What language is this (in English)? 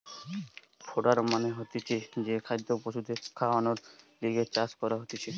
Bangla